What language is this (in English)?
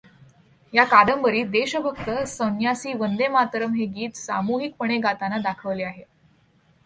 Marathi